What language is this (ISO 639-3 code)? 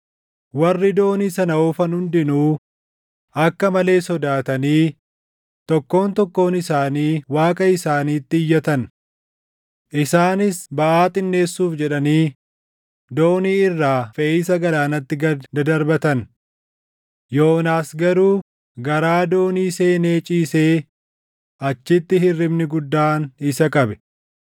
orm